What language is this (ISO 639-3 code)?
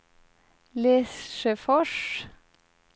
swe